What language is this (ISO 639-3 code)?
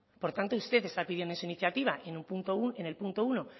spa